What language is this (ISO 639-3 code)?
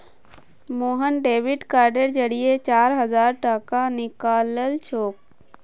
mag